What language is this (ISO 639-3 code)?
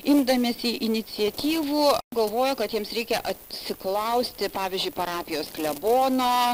lit